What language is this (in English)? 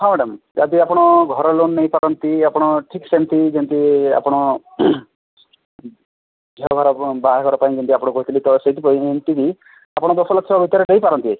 Odia